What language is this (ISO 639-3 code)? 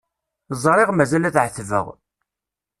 kab